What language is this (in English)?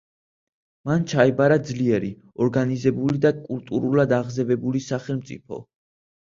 Georgian